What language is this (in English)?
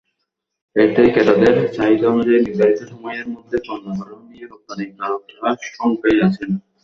Bangla